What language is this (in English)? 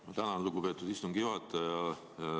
Estonian